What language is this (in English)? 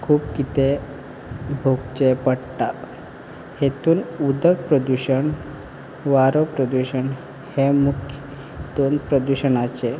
Konkani